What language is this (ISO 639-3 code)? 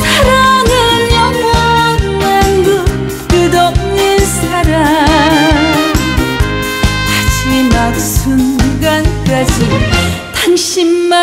kor